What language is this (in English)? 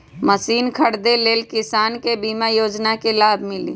Magahi